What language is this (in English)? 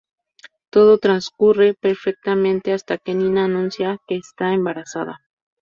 Spanish